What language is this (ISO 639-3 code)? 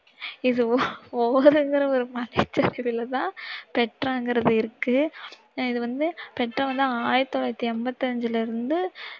tam